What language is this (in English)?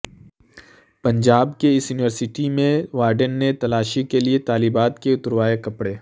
Urdu